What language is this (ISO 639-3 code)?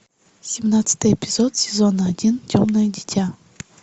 rus